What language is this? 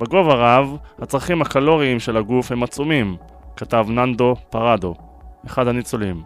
Hebrew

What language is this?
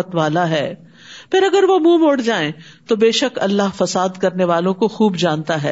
Urdu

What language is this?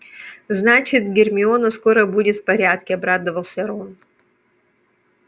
Russian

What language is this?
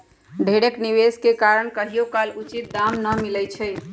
Magahi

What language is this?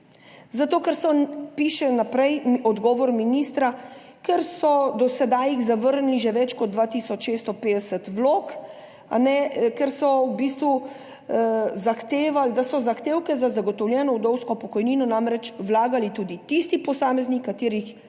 Slovenian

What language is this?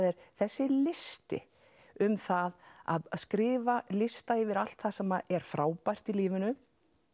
Icelandic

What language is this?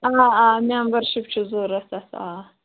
Kashmiri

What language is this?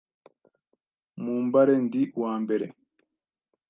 Kinyarwanda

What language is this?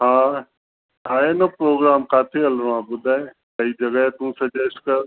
Sindhi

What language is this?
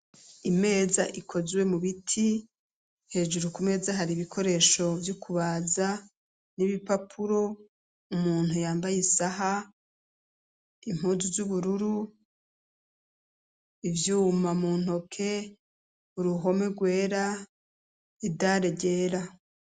Rundi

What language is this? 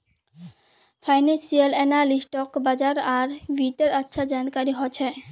Magahi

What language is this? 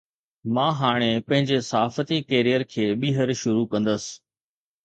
Sindhi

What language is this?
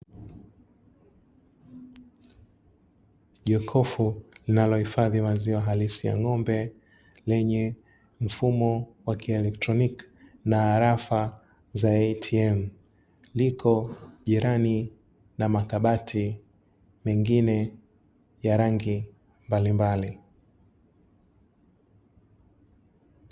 Swahili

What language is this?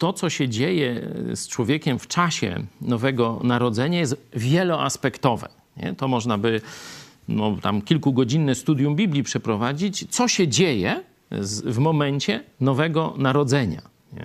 Polish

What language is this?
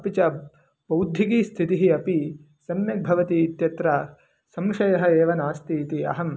Sanskrit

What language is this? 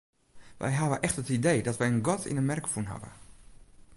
Western Frisian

